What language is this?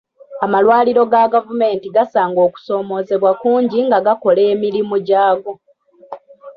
Ganda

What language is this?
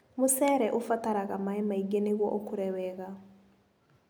Kikuyu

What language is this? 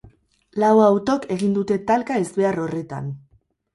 Basque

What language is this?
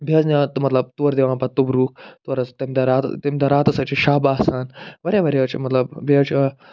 Kashmiri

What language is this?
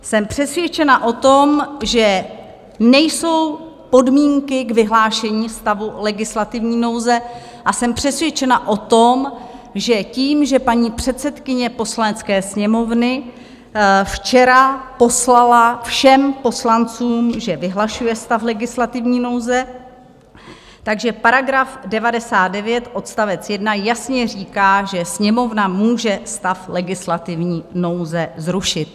Czech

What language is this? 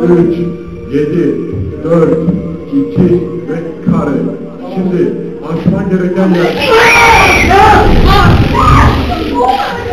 Turkish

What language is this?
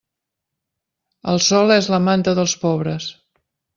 Catalan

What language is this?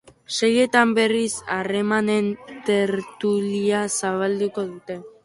Basque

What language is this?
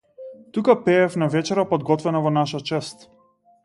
Macedonian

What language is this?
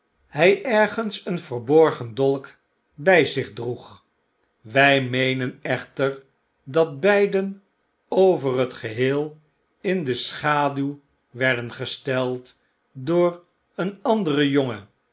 Dutch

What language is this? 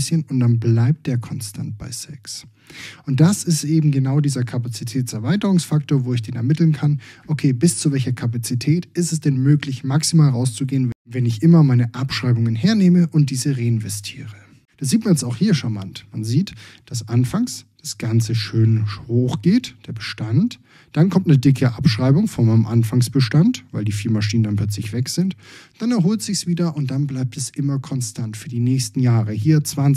German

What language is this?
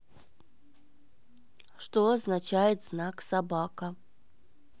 Russian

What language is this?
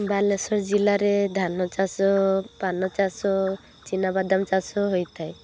Odia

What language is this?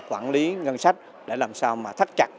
Vietnamese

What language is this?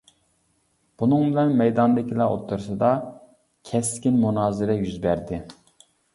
Uyghur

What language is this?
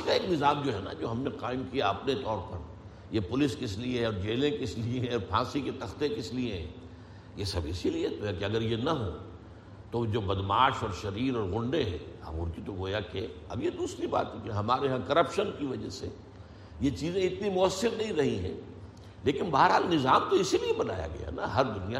Urdu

